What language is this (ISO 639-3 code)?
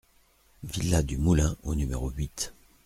fra